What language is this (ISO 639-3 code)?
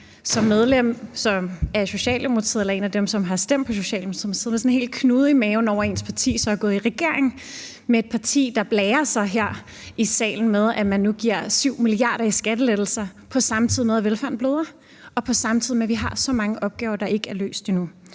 dan